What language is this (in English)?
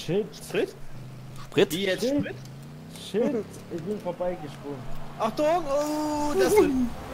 German